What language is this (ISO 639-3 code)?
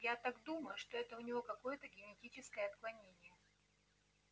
rus